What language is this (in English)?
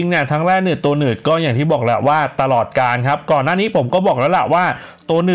Thai